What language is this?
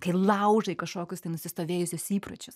Lithuanian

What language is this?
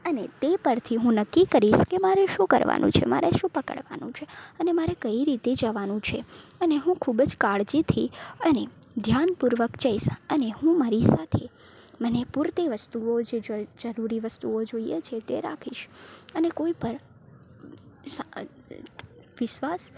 Gujarati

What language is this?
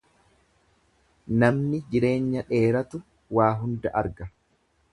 Oromo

